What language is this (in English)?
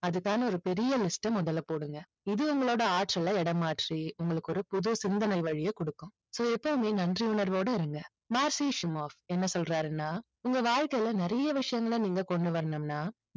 Tamil